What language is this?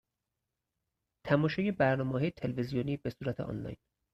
Persian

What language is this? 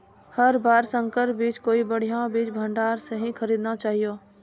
Maithili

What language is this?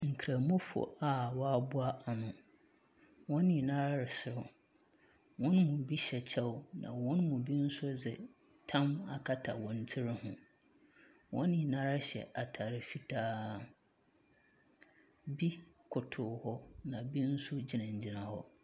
Akan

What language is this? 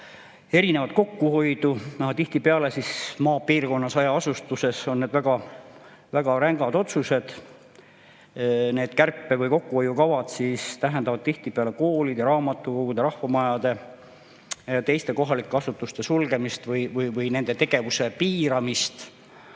Estonian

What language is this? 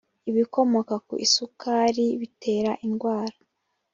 Kinyarwanda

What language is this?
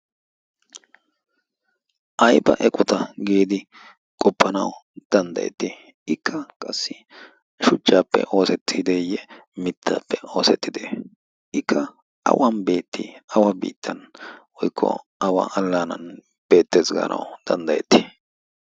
Wolaytta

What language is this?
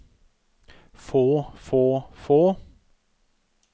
Norwegian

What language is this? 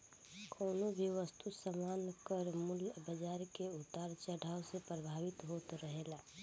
Bhojpuri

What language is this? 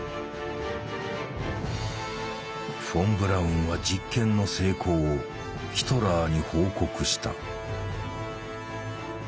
Japanese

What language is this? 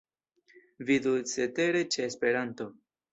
Esperanto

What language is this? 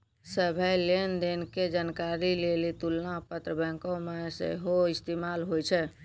Maithili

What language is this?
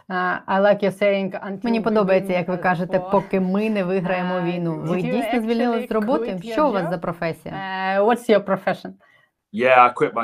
Ukrainian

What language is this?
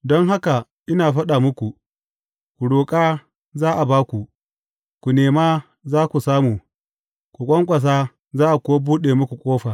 Hausa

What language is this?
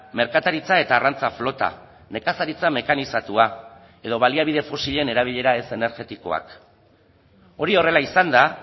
Basque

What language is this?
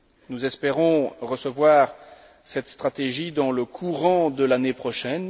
French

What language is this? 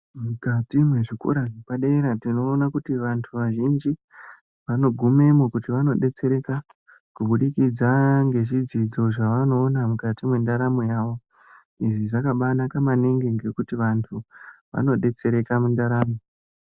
Ndau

